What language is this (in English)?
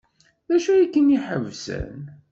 Kabyle